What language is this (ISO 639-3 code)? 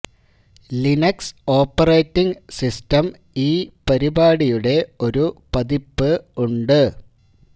mal